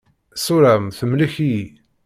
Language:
Kabyle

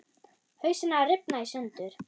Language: Icelandic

